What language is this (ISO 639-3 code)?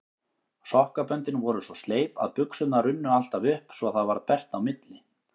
isl